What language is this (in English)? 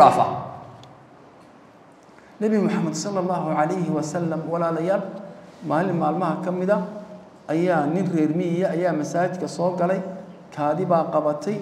Arabic